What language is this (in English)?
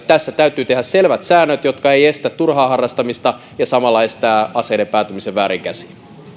Finnish